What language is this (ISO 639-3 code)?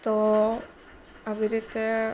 guj